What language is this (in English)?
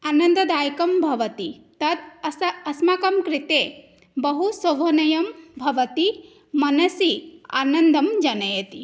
Sanskrit